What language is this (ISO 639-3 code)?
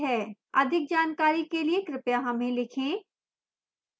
hin